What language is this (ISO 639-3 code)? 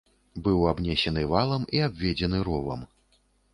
bel